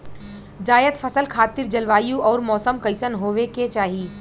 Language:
Bhojpuri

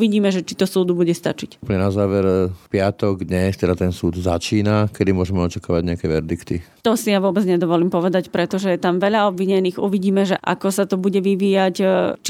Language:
Slovak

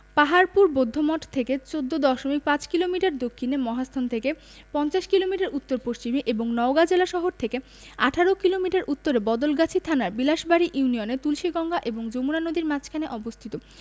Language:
Bangla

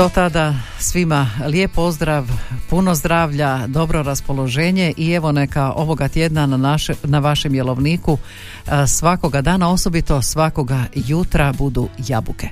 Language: Croatian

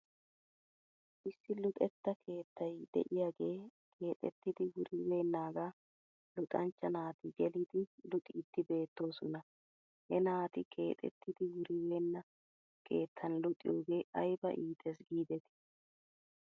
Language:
Wolaytta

